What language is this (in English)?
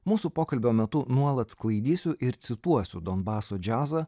Lithuanian